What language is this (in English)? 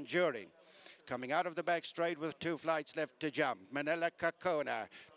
English